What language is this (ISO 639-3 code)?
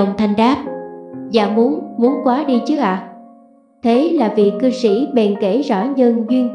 vie